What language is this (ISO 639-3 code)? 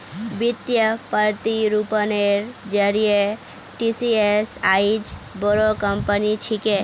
mag